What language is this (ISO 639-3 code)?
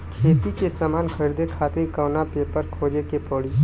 bho